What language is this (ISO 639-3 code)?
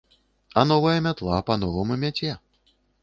bel